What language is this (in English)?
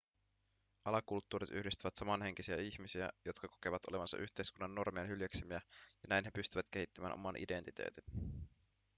Finnish